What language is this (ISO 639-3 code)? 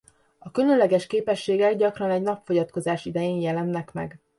hun